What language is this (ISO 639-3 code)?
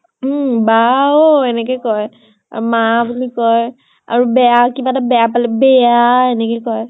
asm